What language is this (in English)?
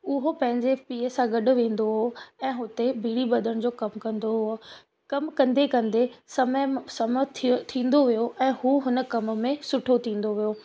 Sindhi